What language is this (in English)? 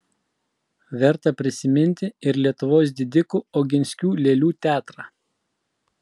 Lithuanian